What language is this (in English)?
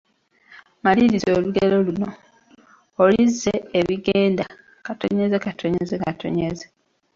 Ganda